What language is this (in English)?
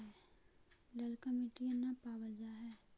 Magahi